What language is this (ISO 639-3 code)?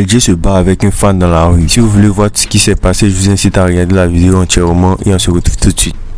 fra